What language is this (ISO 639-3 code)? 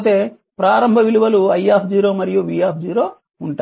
tel